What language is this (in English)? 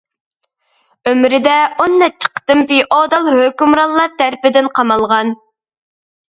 Uyghur